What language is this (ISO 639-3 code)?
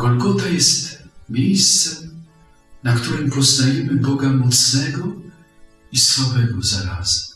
pol